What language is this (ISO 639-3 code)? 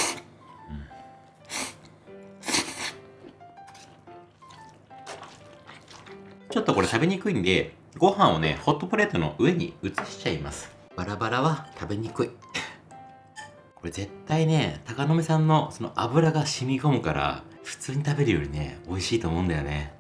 jpn